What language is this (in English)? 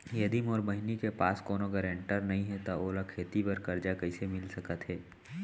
Chhattisgarhi